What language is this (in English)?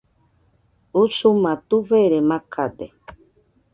Nüpode Huitoto